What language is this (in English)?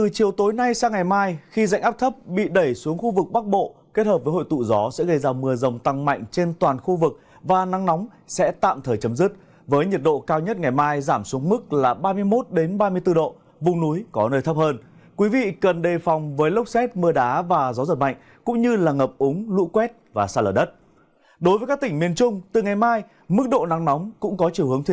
Vietnamese